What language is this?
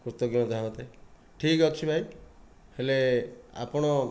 Odia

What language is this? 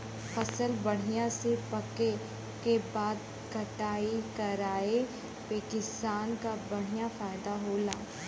Bhojpuri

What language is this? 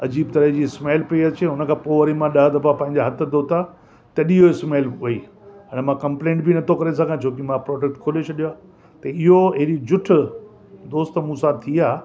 Sindhi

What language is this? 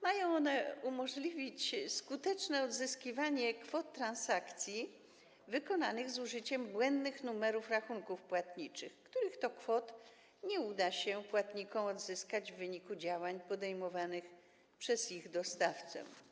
Polish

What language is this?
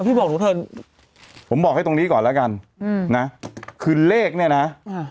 Thai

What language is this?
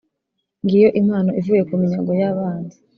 Kinyarwanda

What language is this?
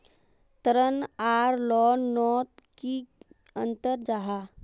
Magahi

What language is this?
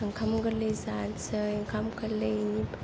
Bodo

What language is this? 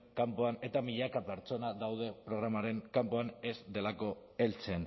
Basque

